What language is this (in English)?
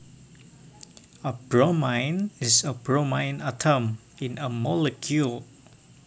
Javanese